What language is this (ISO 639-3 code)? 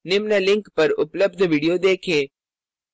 hin